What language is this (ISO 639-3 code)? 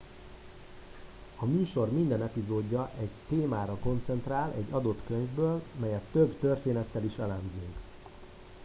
hun